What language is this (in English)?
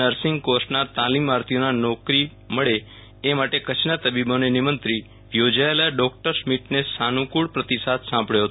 Gujarati